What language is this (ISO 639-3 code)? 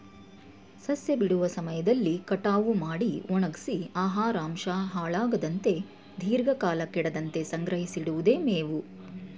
kan